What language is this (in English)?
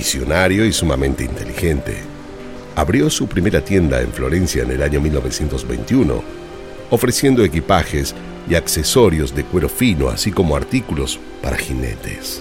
Spanish